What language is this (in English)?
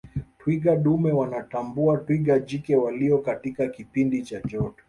Swahili